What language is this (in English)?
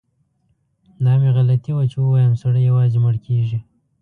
Pashto